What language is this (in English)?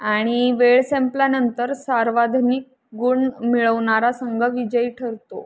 Marathi